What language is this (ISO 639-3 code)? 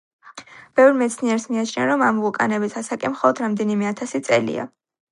kat